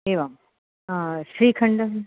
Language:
Sanskrit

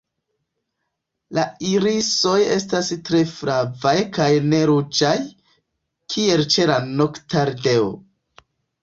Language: Esperanto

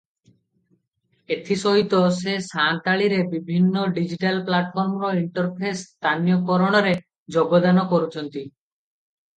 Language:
Odia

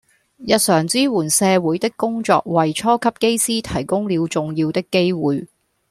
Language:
Cantonese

